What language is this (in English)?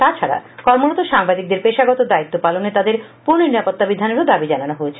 Bangla